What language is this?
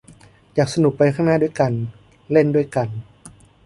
Thai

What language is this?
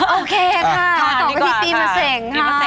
Thai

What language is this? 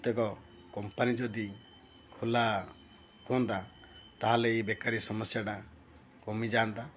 Odia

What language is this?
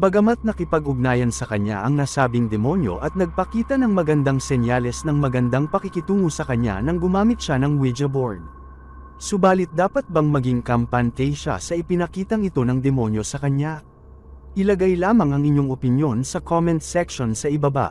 Filipino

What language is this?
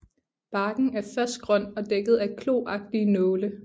Danish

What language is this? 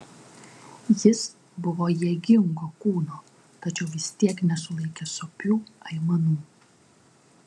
Lithuanian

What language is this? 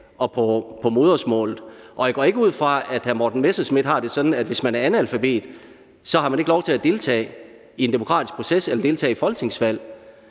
Danish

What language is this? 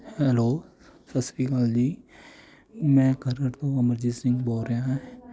Punjabi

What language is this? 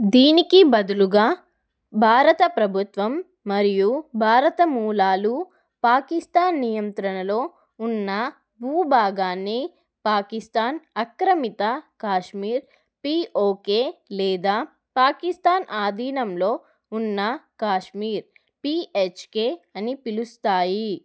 Telugu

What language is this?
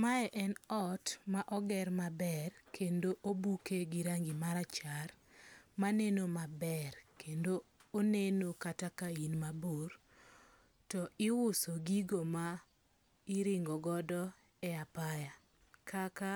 Luo (Kenya and Tanzania)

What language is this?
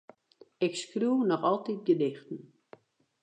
Western Frisian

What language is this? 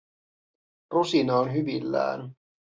Finnish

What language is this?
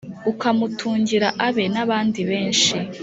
Kinyarwanda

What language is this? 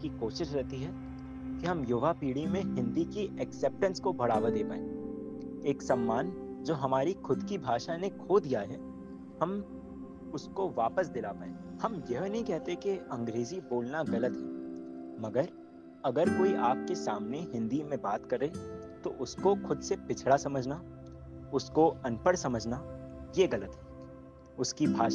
Hindi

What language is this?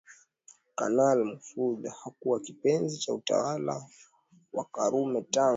Swahili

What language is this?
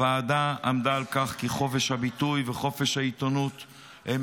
Hebrew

